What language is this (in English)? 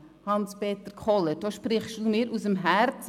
Swiss German